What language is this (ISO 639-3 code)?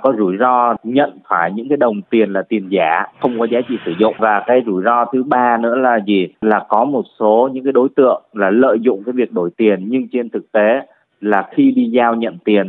vie